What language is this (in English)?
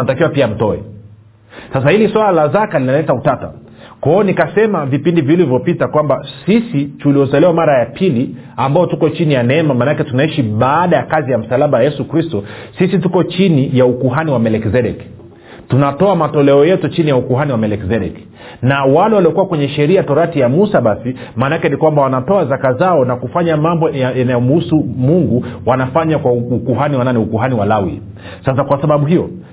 Swahili